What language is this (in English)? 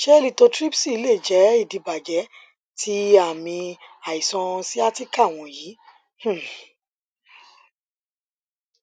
Yoruba